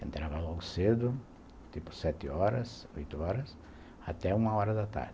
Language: Portuguese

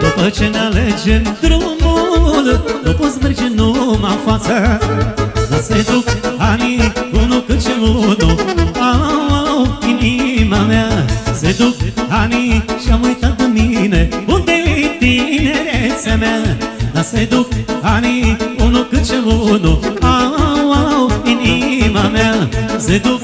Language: Romanian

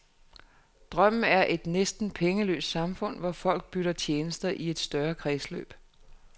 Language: Danish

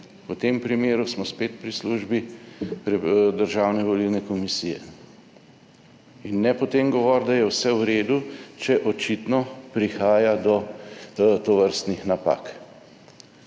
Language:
Slovenian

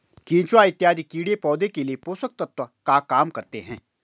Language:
Hindi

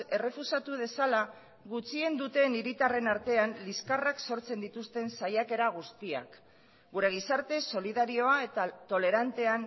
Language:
Basque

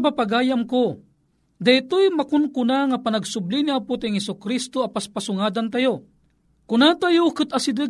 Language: Filipino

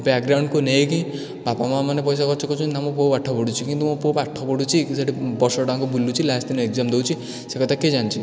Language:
Odia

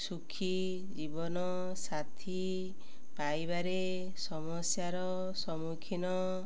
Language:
Odia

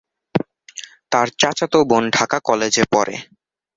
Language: Bangla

